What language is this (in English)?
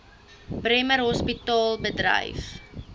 Afrikaans